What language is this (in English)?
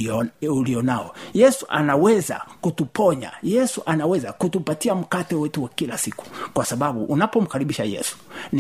Swahili